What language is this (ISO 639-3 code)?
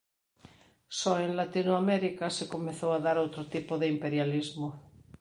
glg